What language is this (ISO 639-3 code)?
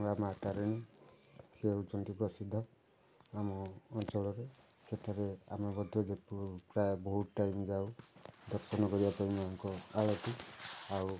ori